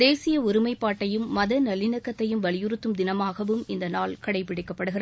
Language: Tamil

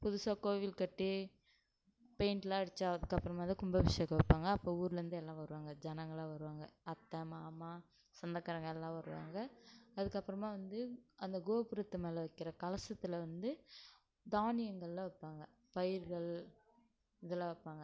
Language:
Tamil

